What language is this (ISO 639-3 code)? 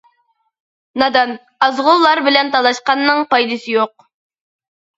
uig